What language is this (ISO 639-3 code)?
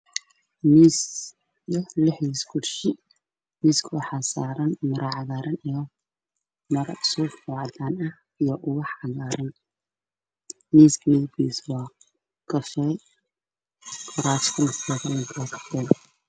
som